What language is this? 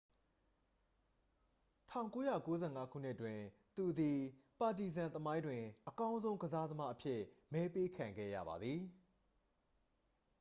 Burmese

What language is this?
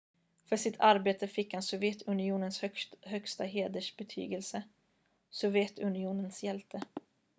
Swedish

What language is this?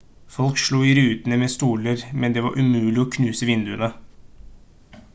Norwegian Bokmål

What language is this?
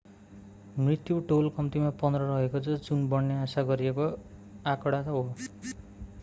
Nepali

